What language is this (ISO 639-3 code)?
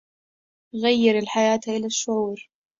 ara